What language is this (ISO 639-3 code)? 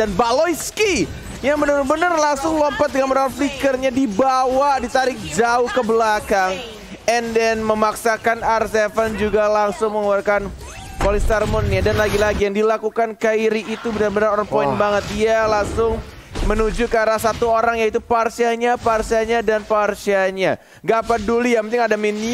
ind